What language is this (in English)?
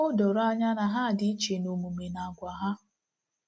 Igbo